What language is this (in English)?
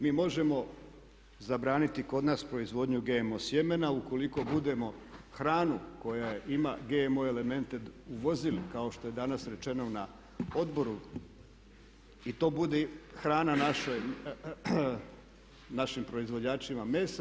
Croatian